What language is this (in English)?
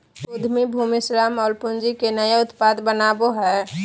Magahi